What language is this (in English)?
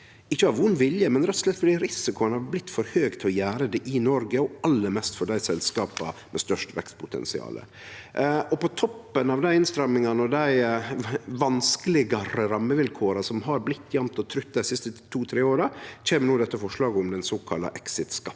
Norwegian